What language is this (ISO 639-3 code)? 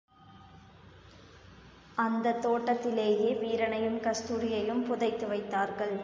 tam